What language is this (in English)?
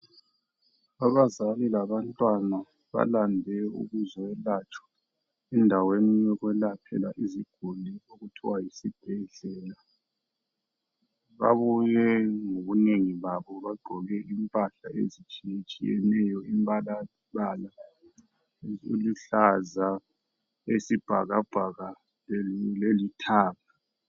North Ndebele